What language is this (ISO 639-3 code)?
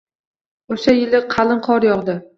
uzb